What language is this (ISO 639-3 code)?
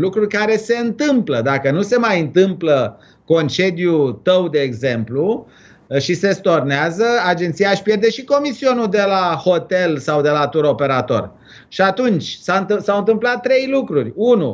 ron